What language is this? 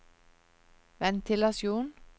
Norwegian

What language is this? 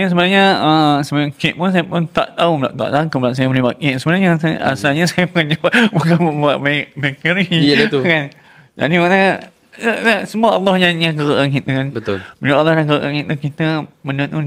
Malay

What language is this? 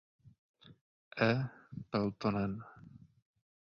Czech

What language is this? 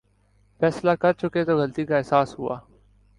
Urdu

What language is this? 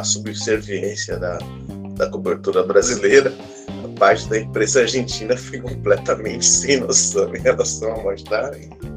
Portuguese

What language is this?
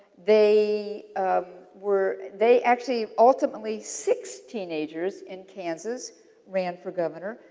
English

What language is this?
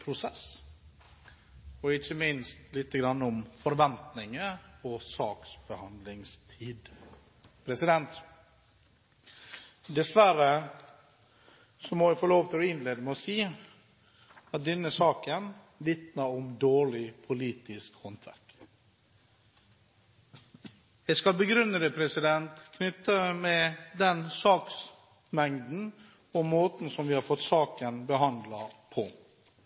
Norwegian Bokmål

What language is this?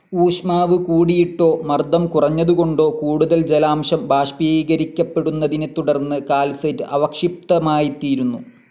Malayalam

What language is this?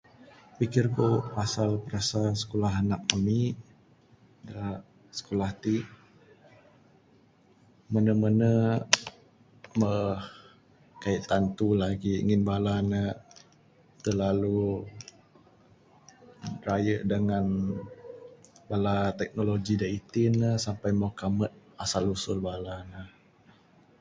Bukar-Sadung Bidayuh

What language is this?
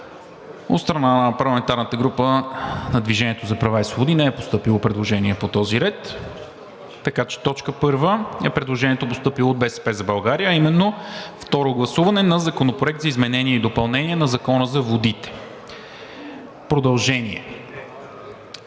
Bulgarian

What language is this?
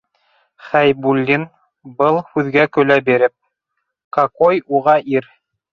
Bashkir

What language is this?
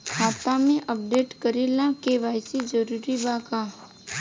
Bhojpuri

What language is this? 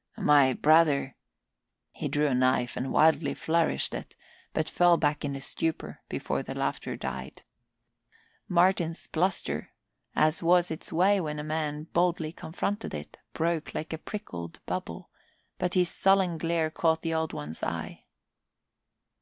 English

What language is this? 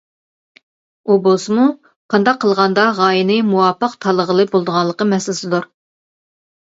Uyghur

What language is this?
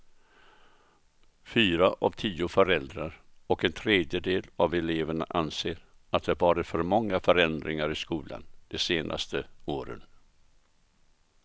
Swedish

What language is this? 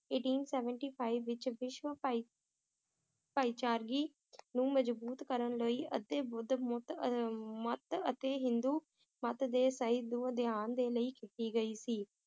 Punjabi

